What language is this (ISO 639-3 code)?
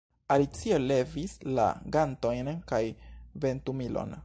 epo